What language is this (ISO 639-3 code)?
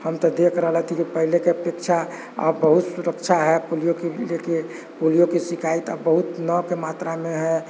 mai